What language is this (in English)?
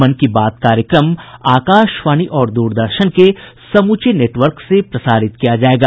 Hindi